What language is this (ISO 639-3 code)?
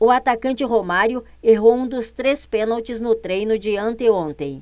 por